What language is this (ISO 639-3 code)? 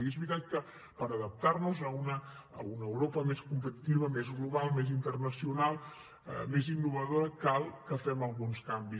cat